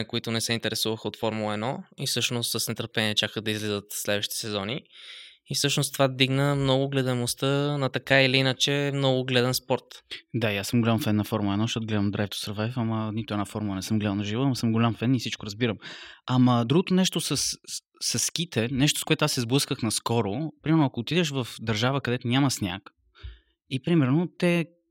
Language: Bulgarian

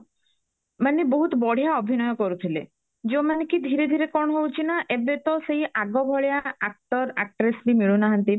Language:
Odia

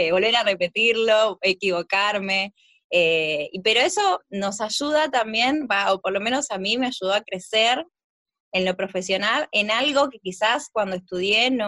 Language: Spanish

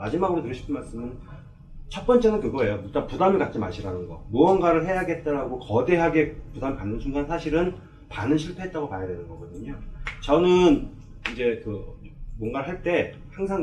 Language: Korean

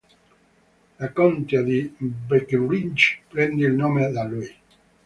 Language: Italian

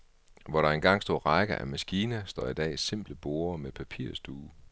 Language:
Danish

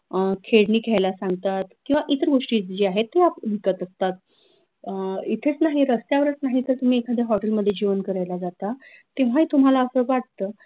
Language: Marathi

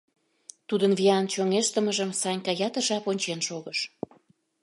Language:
Mari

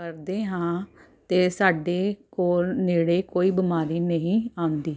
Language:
Punjabi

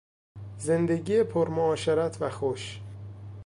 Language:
Persian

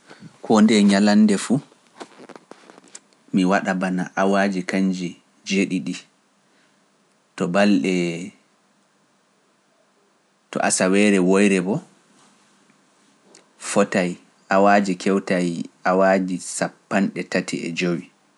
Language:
Pular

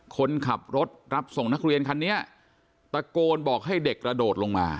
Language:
Thai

